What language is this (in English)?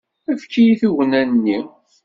Kabyle